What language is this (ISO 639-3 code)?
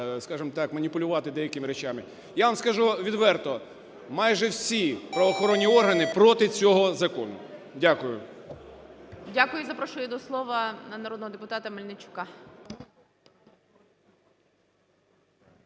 ukr